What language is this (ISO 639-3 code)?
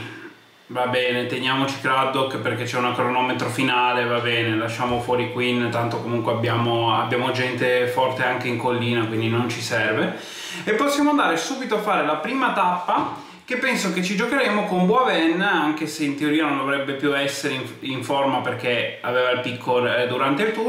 ita